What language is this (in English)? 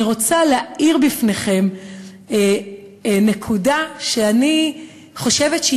Hebrew